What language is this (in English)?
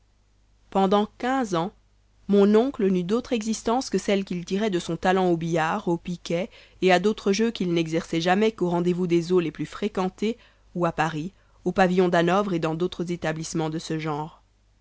French